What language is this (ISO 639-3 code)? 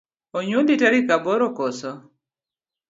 luo